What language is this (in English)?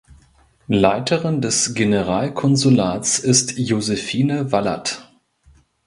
German